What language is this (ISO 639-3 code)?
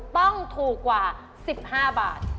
tha